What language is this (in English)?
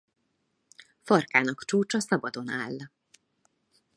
Hungarian